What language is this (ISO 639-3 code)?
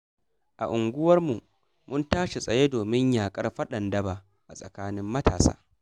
hau